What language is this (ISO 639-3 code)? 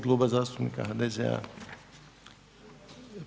hrv